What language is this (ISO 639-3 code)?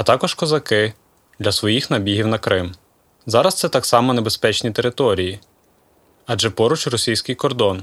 ukr